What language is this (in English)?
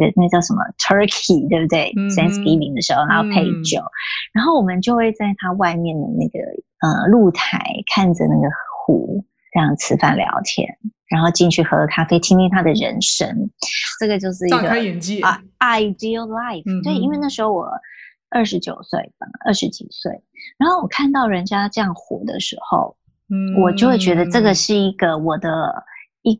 Chinese